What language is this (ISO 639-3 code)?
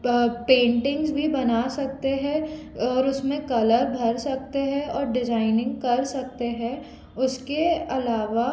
hin